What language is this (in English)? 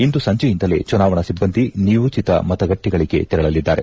Kannada